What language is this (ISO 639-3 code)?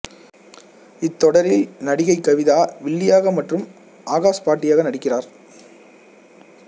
tam